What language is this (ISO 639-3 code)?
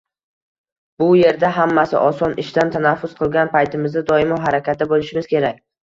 uzb